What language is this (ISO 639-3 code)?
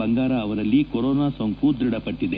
kan